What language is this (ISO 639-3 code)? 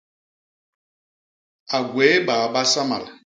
bas